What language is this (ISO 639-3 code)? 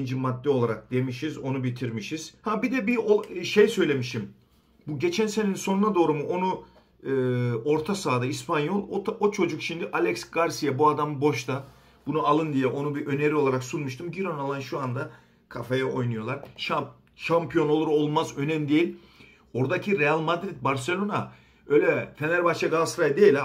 tur